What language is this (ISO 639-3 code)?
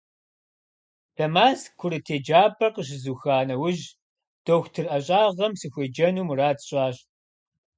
kbd